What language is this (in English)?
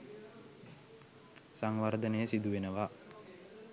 Sinhala